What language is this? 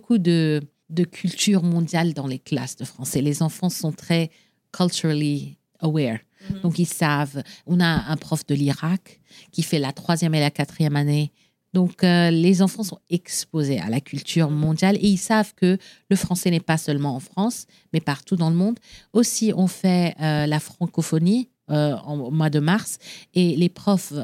French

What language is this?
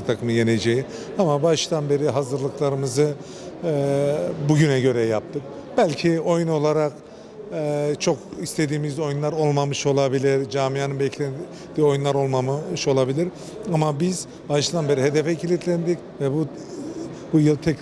Turkish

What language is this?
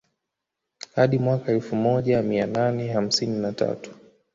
Swahili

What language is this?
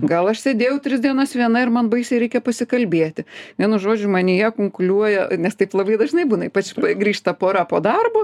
Lithuanian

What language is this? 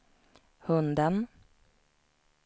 Swedish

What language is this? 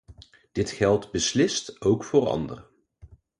Dutch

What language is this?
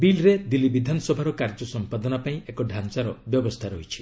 Odia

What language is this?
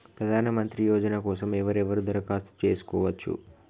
Telugu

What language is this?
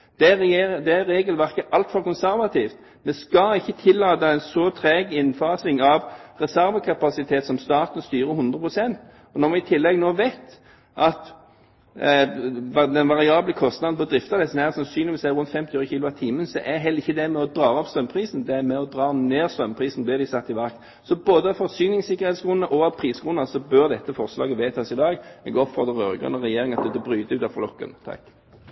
Norwegian Bokmål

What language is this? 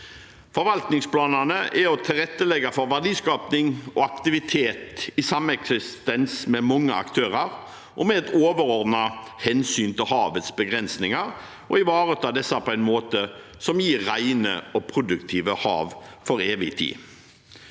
Norwegian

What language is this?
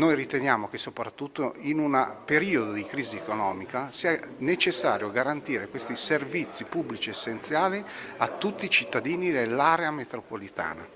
Italian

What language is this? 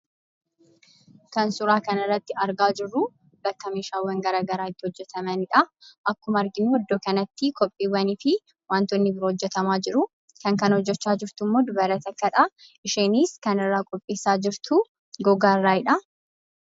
Oromo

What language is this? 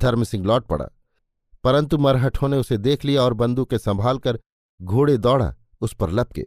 Hindi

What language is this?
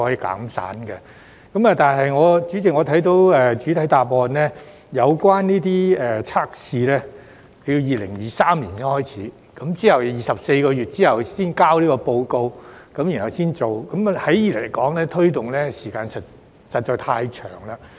Cantonese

